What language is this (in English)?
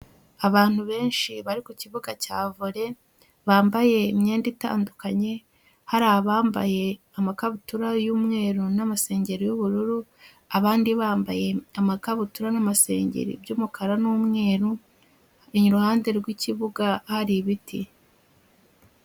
Kinyarwanda